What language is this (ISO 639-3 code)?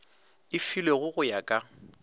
nso